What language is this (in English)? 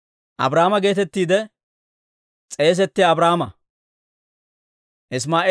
Dawro